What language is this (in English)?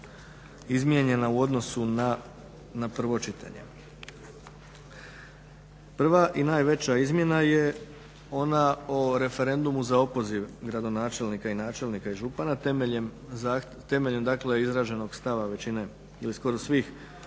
Croatian